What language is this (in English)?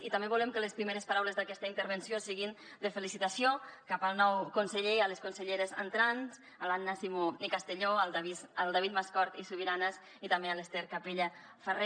Catalan